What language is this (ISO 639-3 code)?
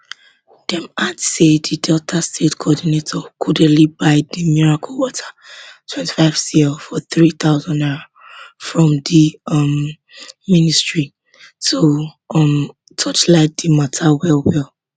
pcm